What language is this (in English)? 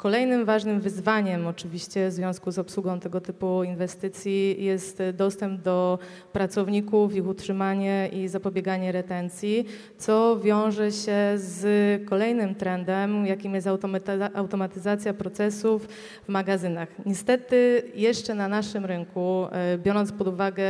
Polish